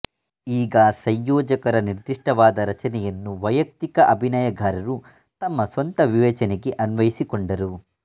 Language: Kannada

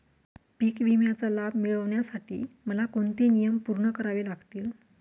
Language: Marathi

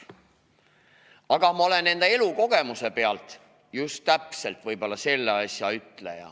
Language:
Estonian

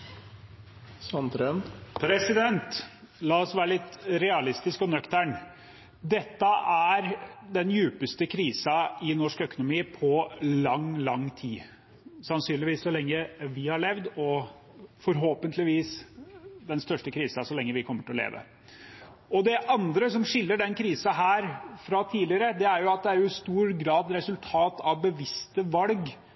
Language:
Norwegian Bokmål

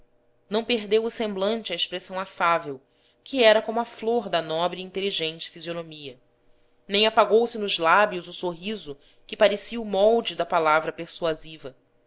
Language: Portuguese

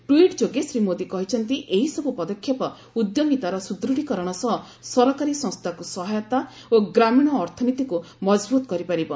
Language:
Odia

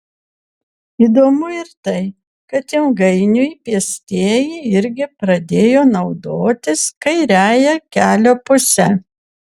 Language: Lithuanian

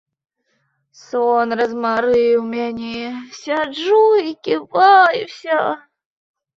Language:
Belarusian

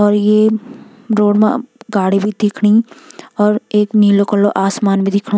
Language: Garhwali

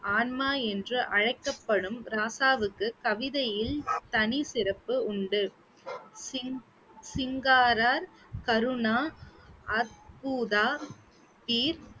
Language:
Tamil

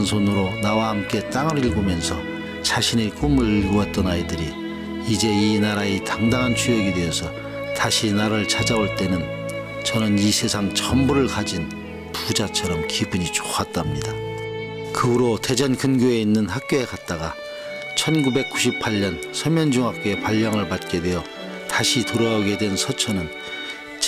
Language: Korean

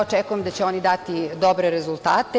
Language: Serbian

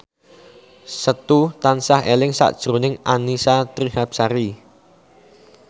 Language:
Javanese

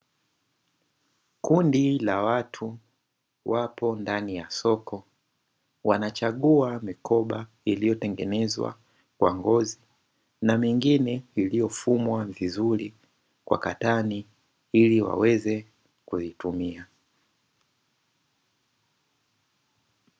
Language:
Swahili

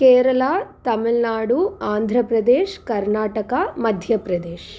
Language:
Sanskrit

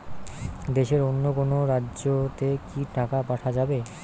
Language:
Bangla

